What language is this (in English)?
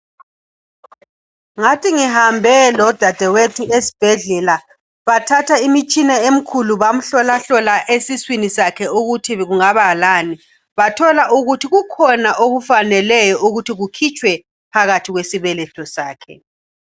North Ndebele